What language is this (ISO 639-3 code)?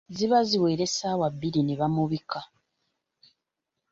lug